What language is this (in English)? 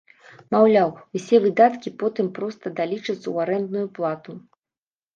Belarusian